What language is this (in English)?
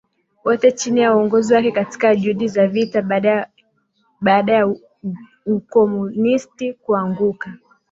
Swahili